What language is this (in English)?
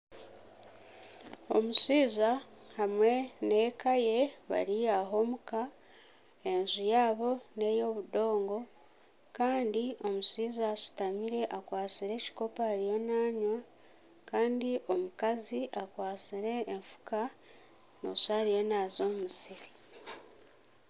Nyankole